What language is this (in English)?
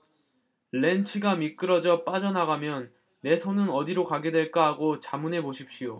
Korean